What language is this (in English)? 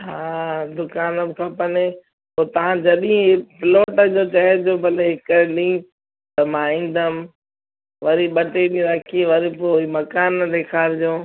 Sindhi